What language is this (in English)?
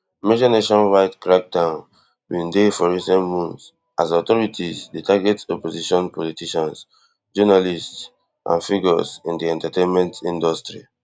Nigerian Pidgin